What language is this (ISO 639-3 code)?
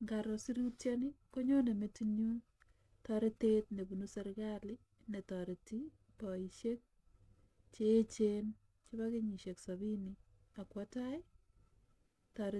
kln